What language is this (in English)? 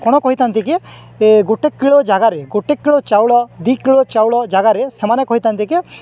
Odia